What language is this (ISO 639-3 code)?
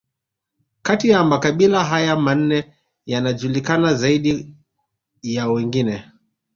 swa